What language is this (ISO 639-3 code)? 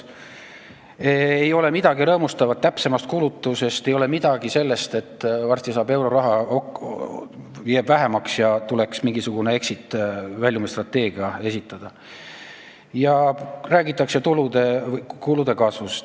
est